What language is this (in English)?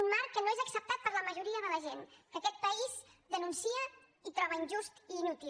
Catalan